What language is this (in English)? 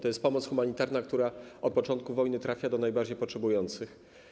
Polish